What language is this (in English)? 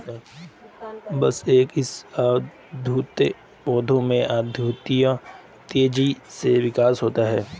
Hindi